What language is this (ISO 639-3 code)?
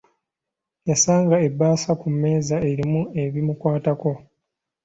lug